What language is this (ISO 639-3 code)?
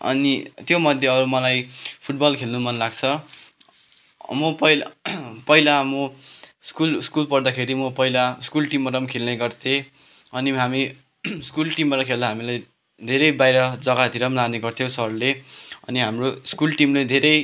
nep